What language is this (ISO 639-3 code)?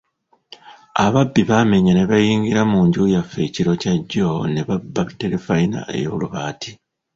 lug